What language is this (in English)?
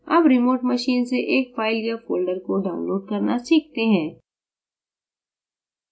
Hindi